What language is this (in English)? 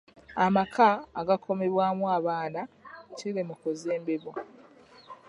Ganda